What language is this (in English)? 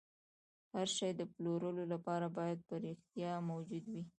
Pashto